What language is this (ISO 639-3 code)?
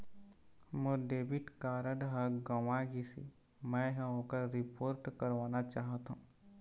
hne